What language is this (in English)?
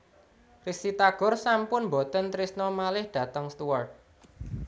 Javanese